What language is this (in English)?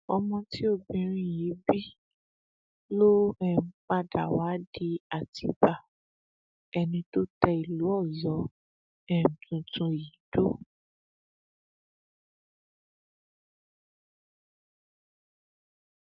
Yoruba